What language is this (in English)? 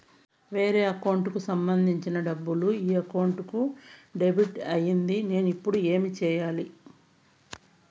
Telugu